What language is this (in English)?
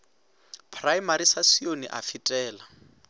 Northern Sotho